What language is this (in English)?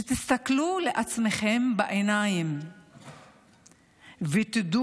Hebrew